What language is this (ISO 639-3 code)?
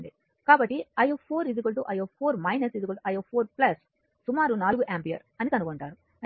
tel